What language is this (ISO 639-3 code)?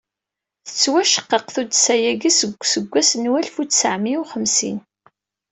kab